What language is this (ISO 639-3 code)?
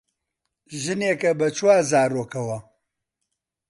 ckb